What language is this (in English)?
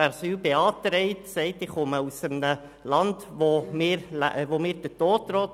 Swiss German